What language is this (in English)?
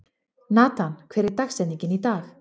Icelandic